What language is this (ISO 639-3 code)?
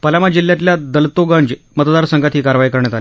mar